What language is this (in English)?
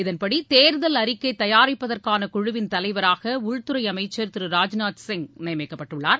Tamil